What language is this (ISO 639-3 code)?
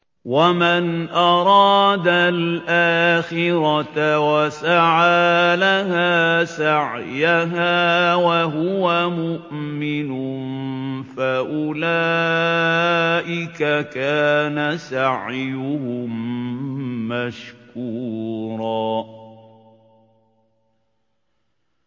ara